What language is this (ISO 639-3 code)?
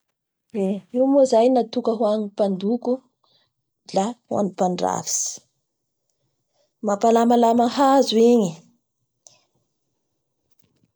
bhr